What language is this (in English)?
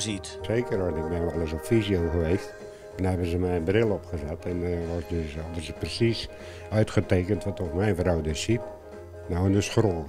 Dutch